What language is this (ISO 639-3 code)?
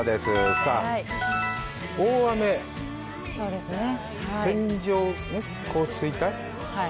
jpn